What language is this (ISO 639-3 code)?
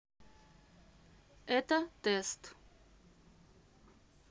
rus